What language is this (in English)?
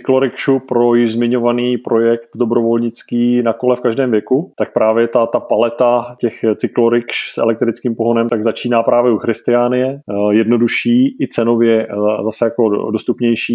Czech